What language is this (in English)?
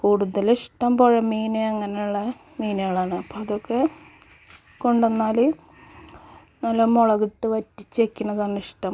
Malayalam